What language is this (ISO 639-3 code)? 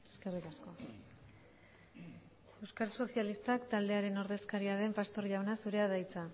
eus